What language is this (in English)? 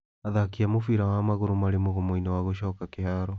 Kikuyu